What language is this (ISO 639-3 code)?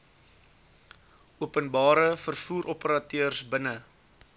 afr